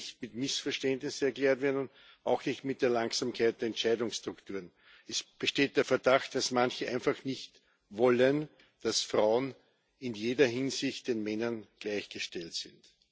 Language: German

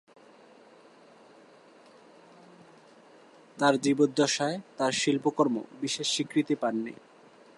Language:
Bangla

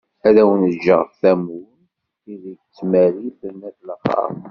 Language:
Kabyle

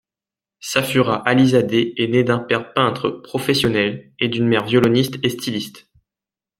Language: French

